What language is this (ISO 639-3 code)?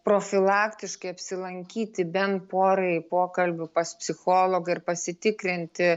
lit